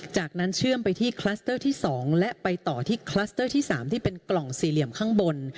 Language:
Thai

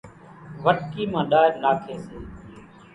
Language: Kachi Koli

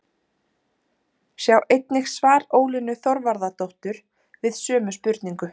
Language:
Icelandic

